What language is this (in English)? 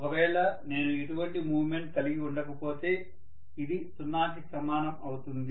Telugu